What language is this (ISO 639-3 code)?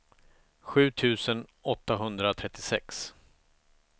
swe